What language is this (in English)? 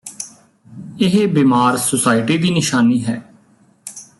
Punjabi